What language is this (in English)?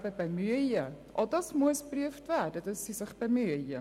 Swiss German